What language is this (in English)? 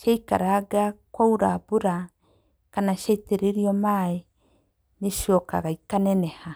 Kikuyu